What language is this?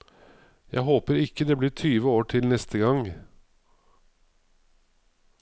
Norwegian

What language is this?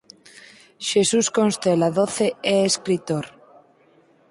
Galician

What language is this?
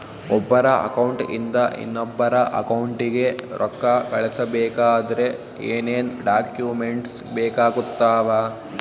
Kannada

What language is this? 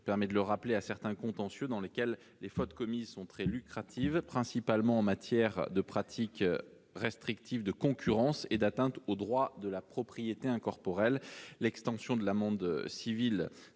French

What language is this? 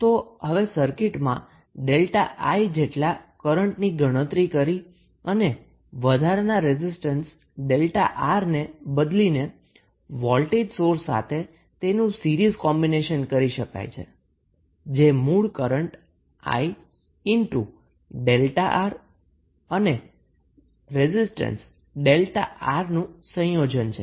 Gujarati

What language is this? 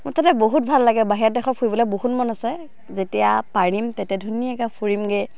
Assamese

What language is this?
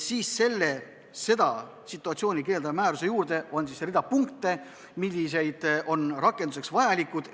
Estonian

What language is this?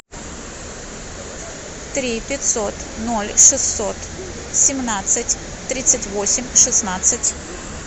Russian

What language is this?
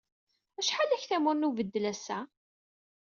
Kabyle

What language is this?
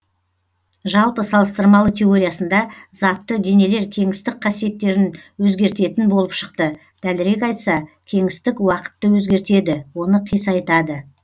Kazakh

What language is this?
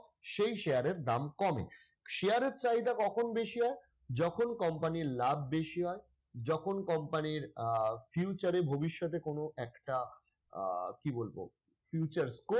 Bangla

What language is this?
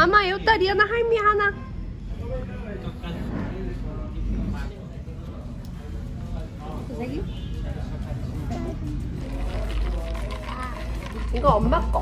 Korean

